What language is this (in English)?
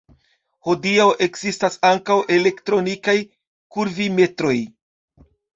Esperanto